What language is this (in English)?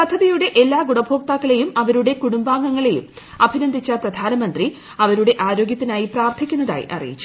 Malayalam